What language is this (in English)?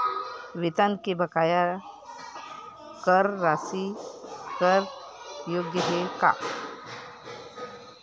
Chhattisgarhi